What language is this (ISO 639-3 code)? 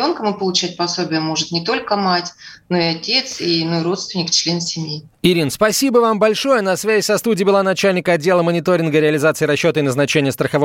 rus